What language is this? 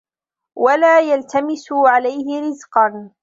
Arabic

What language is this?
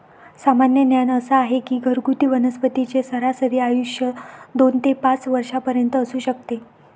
Marathi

